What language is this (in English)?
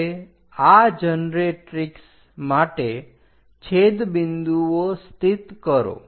Gujarati